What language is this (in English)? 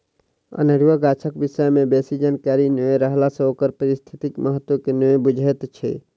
Maithili